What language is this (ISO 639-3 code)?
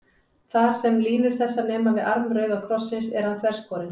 isl